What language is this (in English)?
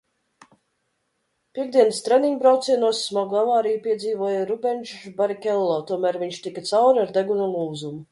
Latvian